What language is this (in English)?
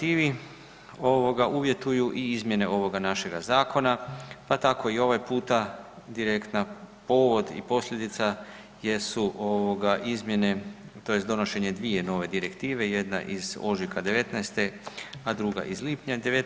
Croatian